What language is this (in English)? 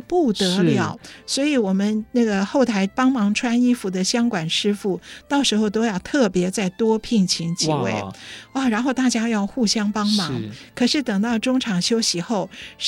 Chinese